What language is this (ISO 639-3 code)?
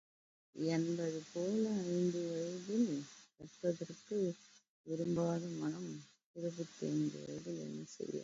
tam